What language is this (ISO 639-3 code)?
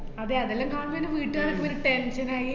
mal